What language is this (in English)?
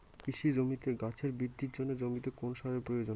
Bangla